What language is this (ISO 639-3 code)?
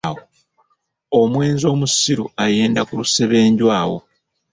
lug